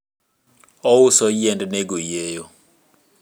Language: Luo (Kenya and Tanzania)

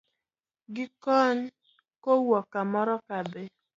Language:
Luo (Kenya and Tanzania)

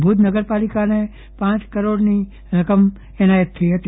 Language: Gujarati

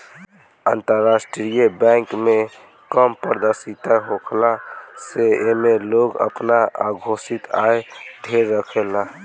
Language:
Bhojpuri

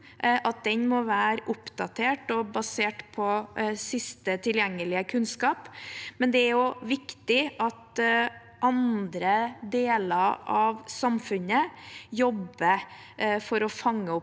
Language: Norwegian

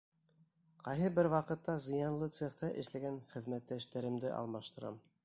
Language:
Bashkir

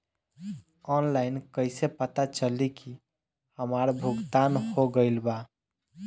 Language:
Bhojpuri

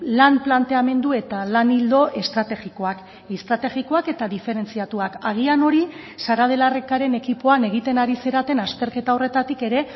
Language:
Basque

